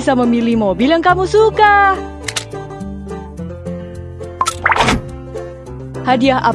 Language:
Indonesian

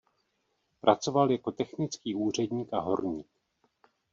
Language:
Czech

